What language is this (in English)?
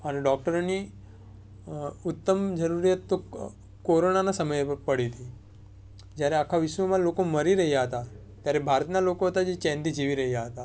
Gujarati